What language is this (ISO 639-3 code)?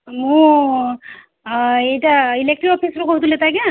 ori